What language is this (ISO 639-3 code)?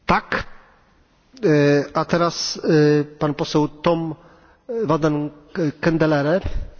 nld